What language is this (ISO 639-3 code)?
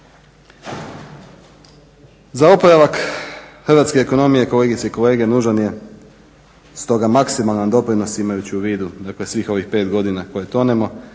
hrv